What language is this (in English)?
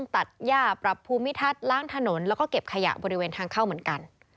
Thai